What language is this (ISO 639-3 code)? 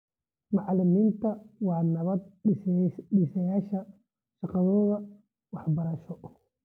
som